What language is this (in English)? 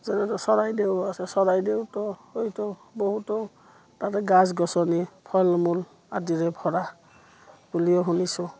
Assamese